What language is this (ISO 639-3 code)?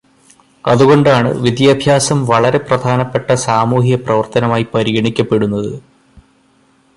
mal